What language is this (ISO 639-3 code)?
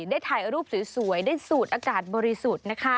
tha